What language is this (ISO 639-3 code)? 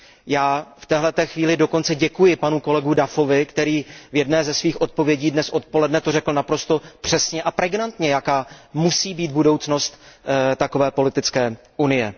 ces